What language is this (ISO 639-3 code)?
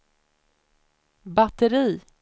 swe